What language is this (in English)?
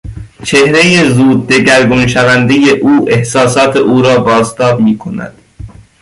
Persian